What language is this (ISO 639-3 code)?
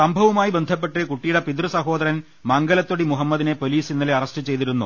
mal